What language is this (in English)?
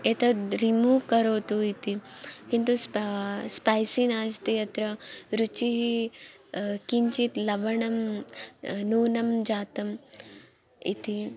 Sanskrit